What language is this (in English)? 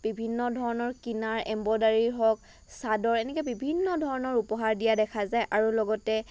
Assamese